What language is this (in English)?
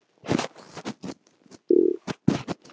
Icelandic